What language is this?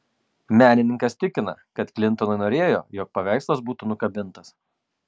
Lithuanian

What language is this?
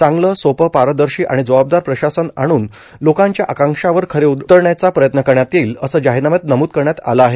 Marathi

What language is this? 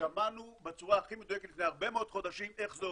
Hebrew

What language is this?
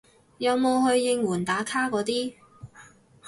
Cantonese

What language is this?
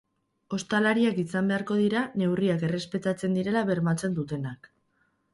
Basque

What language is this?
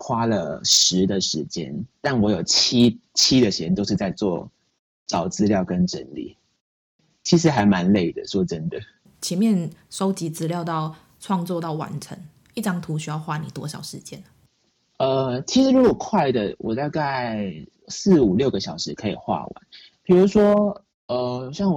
Chinese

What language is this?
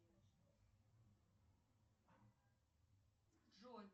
Russian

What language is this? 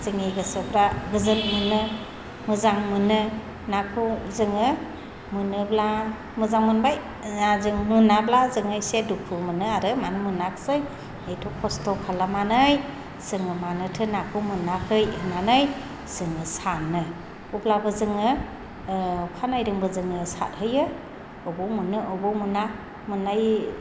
Bodo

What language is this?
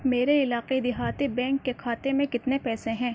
Urdu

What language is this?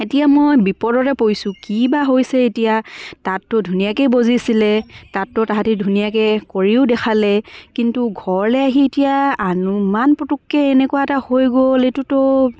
Assamese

